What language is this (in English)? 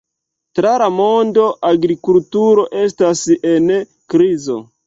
Esperanto